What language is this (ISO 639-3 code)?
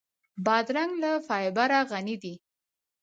pus